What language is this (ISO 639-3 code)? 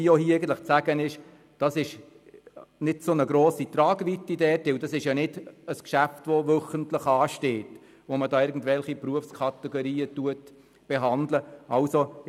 gsw